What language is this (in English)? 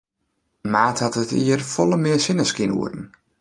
Western Frisian